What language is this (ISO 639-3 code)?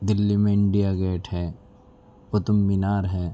urd